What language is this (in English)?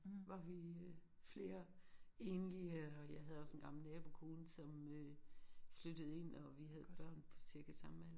Danish